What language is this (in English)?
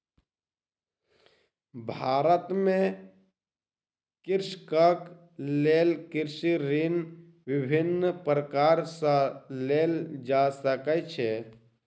Maithili